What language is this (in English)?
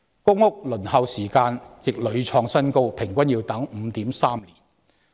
Cantonese